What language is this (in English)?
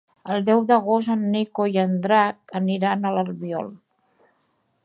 Catalan